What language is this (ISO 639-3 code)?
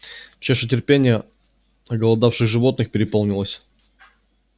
rus